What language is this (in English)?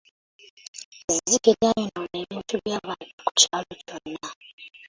Ganda